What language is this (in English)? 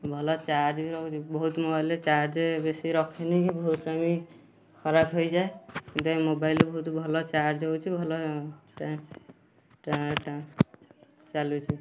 Odia